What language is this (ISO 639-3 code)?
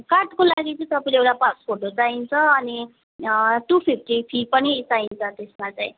nep